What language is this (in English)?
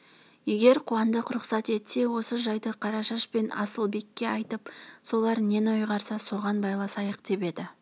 Kazakh